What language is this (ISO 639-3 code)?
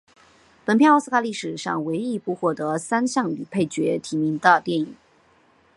zho